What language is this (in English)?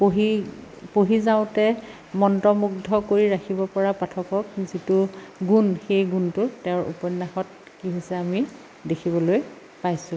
Assamese